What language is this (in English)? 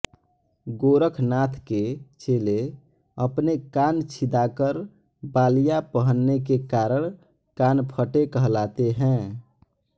Hindi